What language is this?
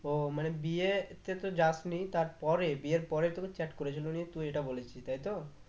Bangla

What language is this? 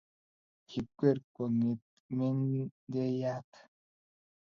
Kalenjin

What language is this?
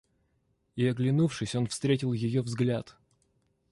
Russian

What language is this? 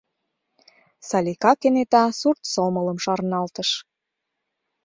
Mari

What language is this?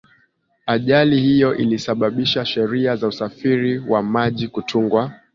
Swahili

